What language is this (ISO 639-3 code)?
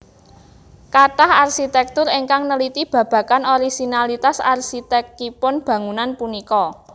jav